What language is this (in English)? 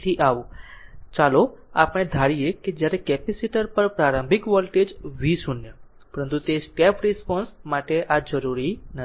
Gujarati